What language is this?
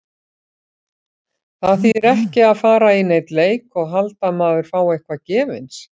Icelandic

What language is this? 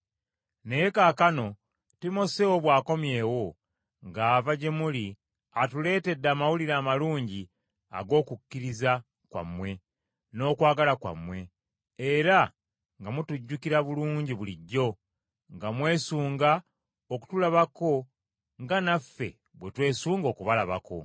Ganda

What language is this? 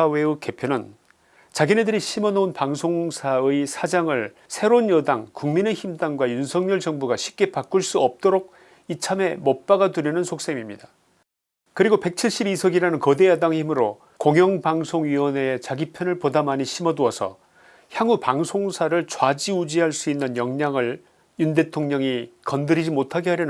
Korean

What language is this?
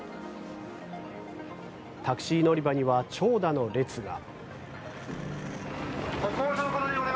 Japanese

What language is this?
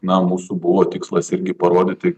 Lithuanian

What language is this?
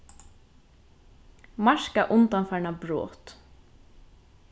Faroese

